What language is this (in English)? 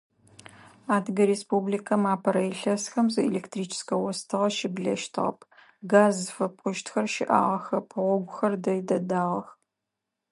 Adyghe